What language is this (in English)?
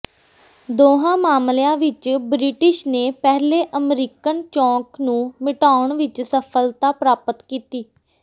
Punjabi